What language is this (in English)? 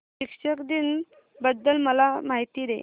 Marathi